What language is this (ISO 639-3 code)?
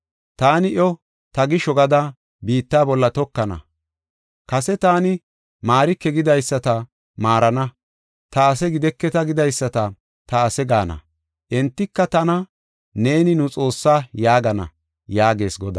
gof